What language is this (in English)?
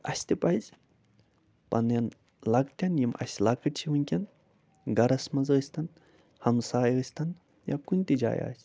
Kashmiri